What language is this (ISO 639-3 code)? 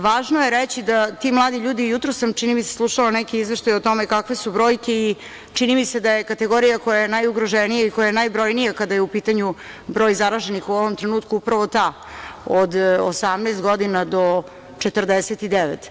srp